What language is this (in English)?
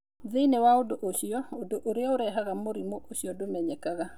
Kikuyu